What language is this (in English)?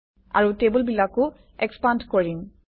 Assamese